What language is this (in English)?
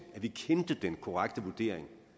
Danish